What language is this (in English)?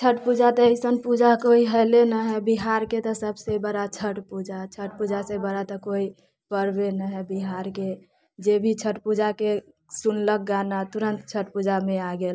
Maithili